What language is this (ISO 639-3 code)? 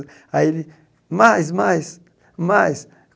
por